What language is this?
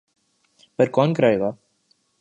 Urdu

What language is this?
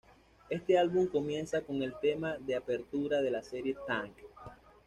Spanish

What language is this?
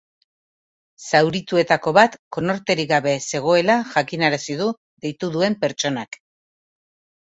Basque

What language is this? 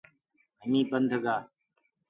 Gurgula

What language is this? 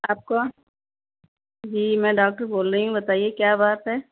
Urdu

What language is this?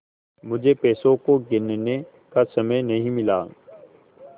Hindi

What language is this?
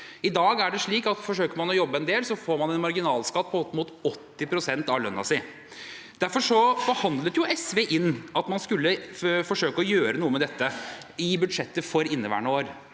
Norwegian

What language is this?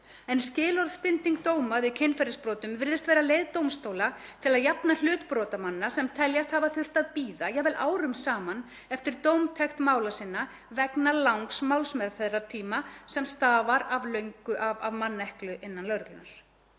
Icelandic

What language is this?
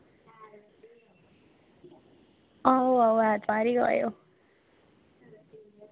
Dogri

